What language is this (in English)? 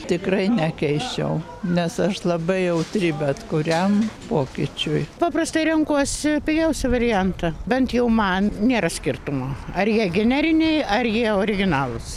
Lithuanian